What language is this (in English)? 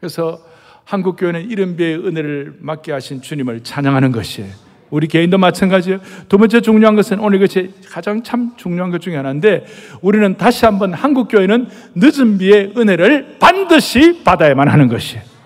Korean